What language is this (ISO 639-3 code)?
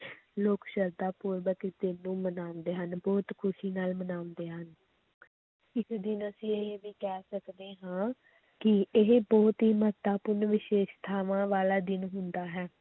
pan